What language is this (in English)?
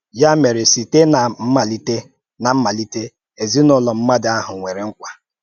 Igbo